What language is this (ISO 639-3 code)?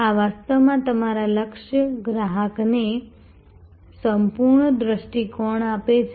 guj